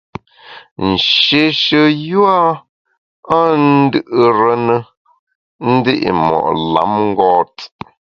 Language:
Bamun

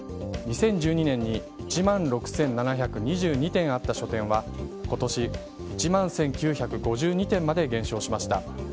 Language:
Japanese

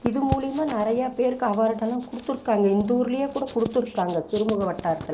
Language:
Tamil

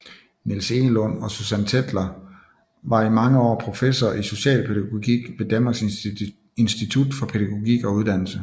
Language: Danish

